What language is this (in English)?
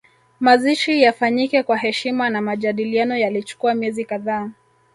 Swahili